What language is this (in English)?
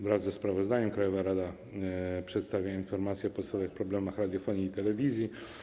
Polish